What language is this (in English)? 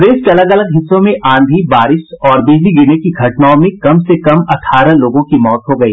Hindi